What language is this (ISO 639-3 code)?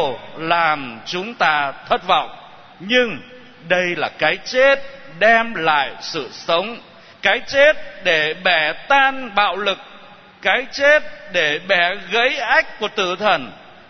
vie